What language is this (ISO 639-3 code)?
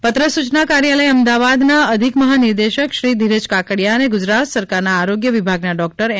guj